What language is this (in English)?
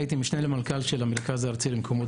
Hebrew